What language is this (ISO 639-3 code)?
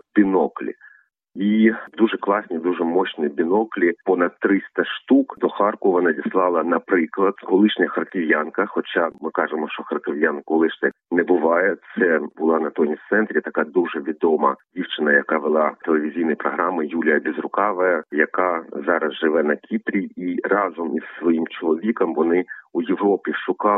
ukr